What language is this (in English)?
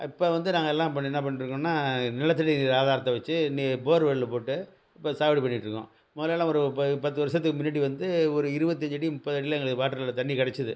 Tamil